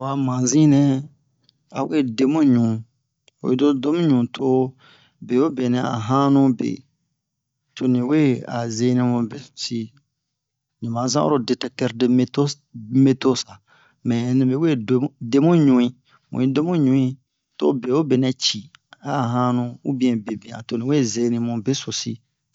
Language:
Bomu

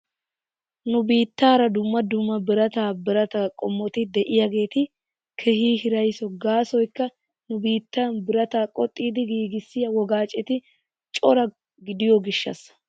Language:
Wolaytta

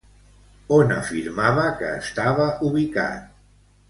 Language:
Catalan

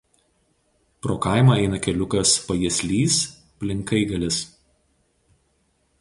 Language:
Lithuanian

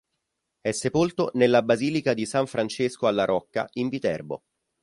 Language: Italian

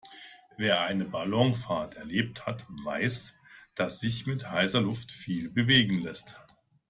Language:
German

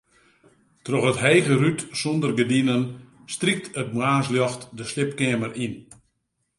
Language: Western Frisian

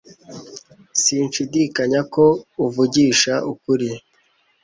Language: Kinyarwanda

